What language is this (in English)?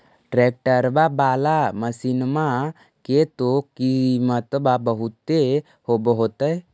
Magahi